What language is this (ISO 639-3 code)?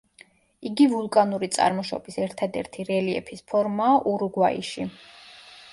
kat